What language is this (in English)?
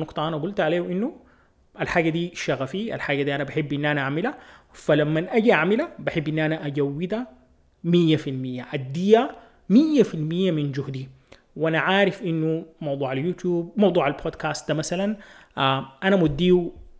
Arabic